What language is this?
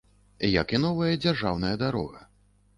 Belarusian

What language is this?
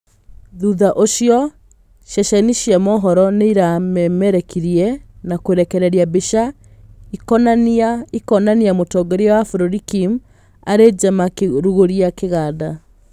Kikuyu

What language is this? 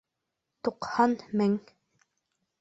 Bashkir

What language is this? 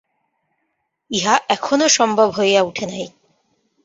Bangla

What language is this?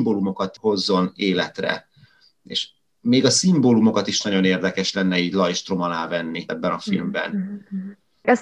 Hungarian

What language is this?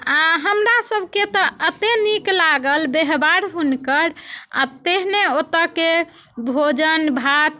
Maithili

